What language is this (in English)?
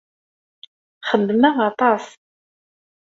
Kabyle